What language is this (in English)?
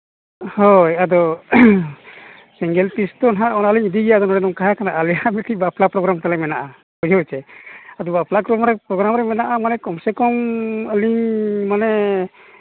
Santali